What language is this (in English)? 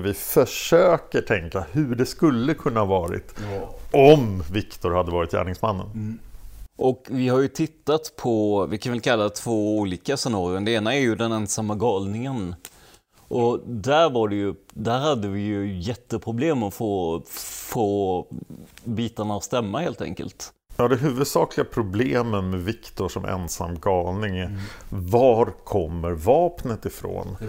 Swedish